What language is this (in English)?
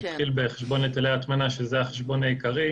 Hebrew